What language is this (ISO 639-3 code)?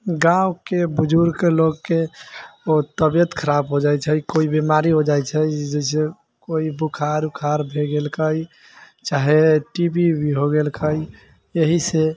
mai